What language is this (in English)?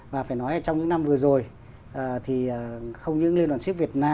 Vietnamese